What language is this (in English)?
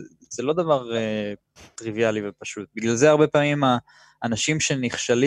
Hebrew